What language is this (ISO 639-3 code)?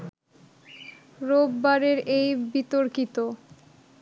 ben